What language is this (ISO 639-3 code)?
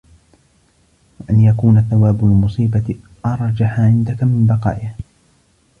ara